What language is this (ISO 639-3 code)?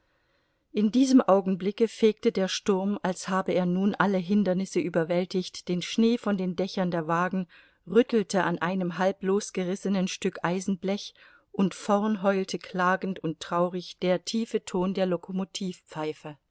deu